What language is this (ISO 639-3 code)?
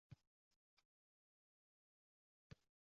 uzb